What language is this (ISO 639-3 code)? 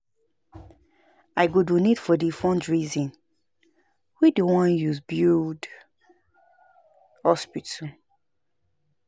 pcm